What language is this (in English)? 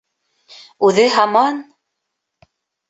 Bashkir